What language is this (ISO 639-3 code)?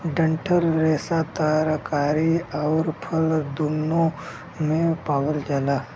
bho